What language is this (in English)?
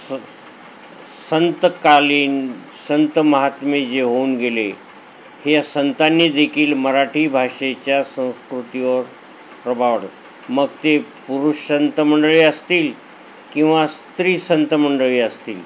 Marathi